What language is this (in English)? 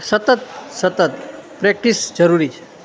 Gujarati